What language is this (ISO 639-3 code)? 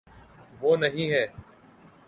urd